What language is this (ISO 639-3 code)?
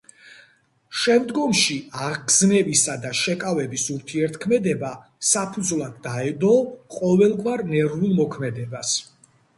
kat